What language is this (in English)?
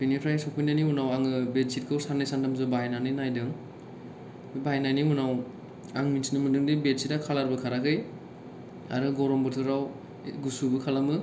Bodo